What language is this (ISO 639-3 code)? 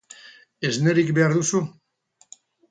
eus